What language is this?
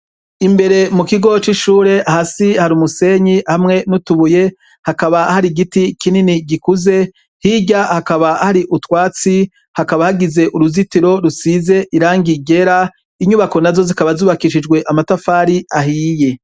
Rundi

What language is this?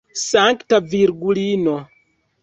Esperanto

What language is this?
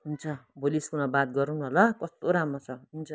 Nepali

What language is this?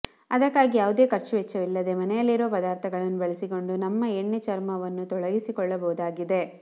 Kannada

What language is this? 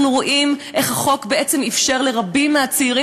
Hebrew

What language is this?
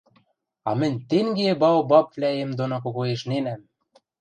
Western Mari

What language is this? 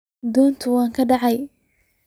Somali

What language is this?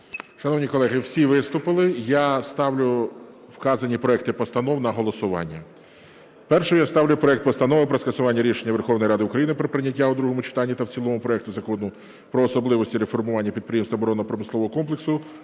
Ukrainian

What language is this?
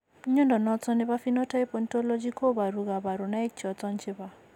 Kalenjin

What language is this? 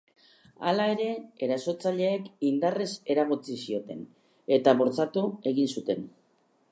Basque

